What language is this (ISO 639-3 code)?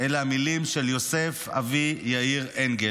heb